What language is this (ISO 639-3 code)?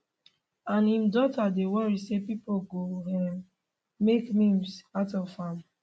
pcm